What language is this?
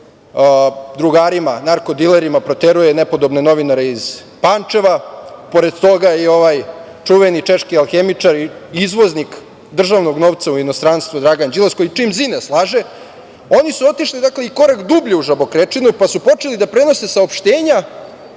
Serbian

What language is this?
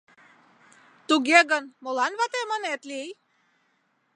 Mari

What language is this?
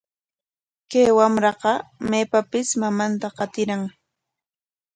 Corongo Ancash Quechua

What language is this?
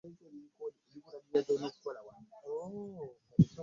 Ganda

